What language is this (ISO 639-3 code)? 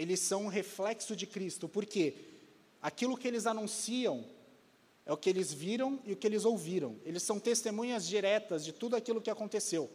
por